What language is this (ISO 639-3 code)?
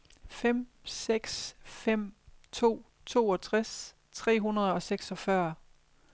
dan